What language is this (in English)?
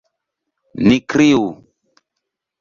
Esperanto